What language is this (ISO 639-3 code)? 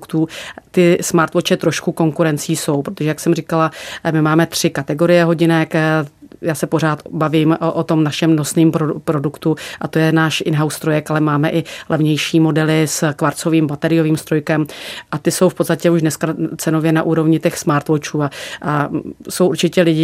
ces